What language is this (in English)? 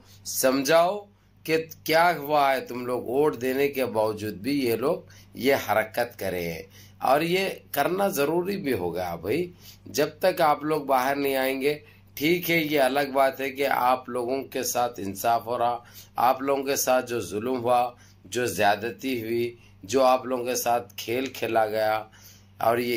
Hindi